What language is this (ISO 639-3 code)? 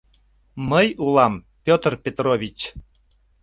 chm